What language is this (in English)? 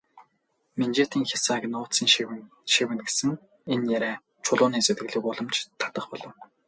Mongolian